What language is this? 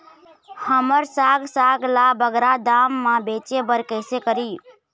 Chhattisgarhi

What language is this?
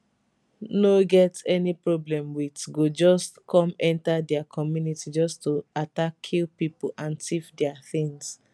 Nigerian Pidgin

